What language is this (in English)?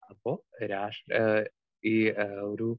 Malayalam